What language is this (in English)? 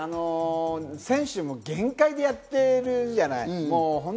Japanese